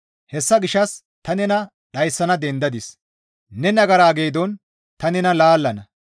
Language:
Gamo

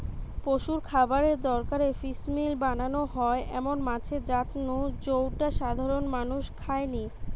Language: Bangla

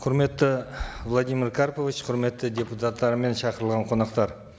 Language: Kazakh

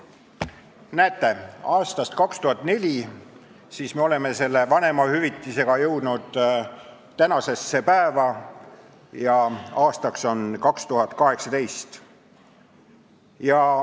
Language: Estonian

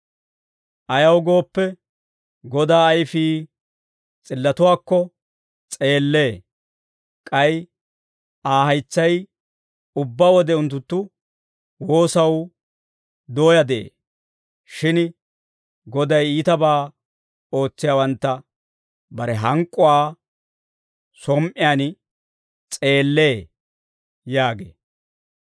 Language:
Dawro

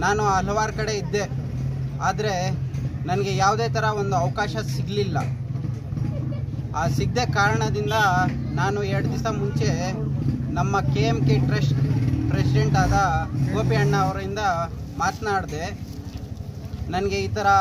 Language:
Hindi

